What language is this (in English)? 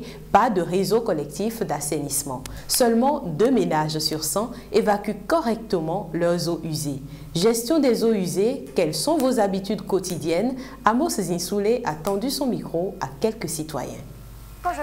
French